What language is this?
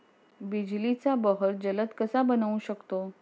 Marathi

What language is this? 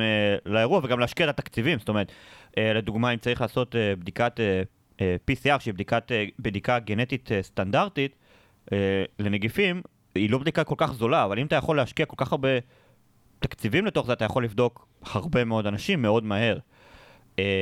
Hebrew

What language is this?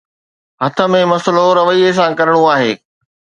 Sindhi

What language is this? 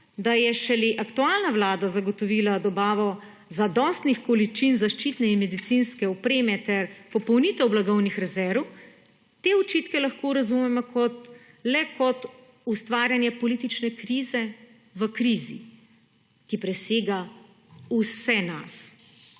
Slovenian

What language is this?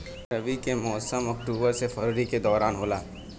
Bhojpuri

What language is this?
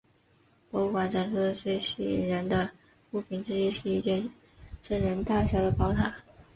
Chinese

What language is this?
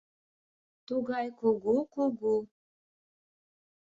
Mari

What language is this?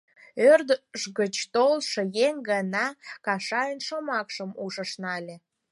Mari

